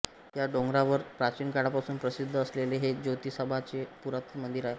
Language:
Marathi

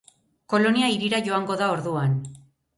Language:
Basque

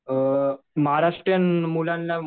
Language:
Marathi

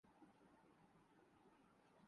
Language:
Urdu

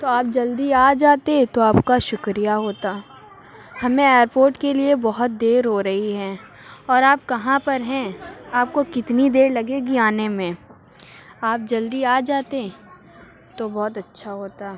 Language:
Urdu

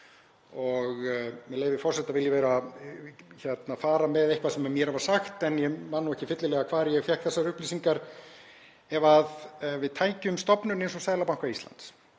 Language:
Icelandic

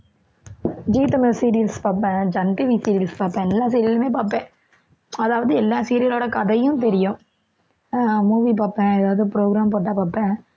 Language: Tamil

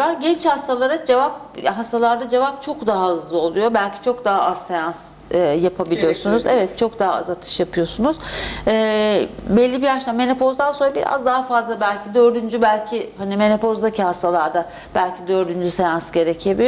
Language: Turkish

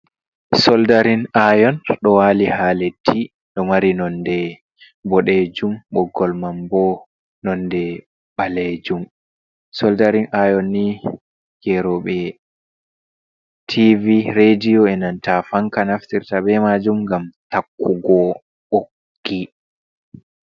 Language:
Fula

